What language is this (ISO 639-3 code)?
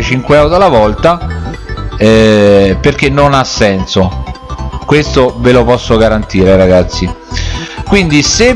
ita